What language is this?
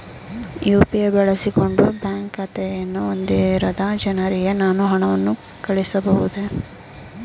Kannada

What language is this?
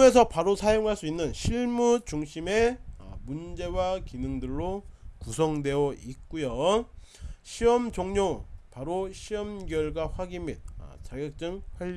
Korean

